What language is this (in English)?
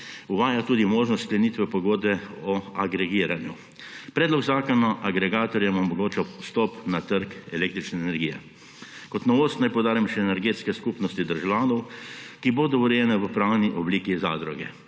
Slovenian